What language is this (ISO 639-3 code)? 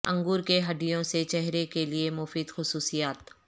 urd